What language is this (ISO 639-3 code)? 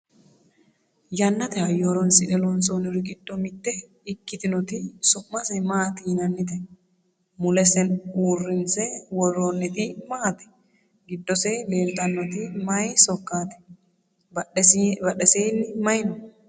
sid